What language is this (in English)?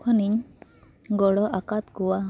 Santali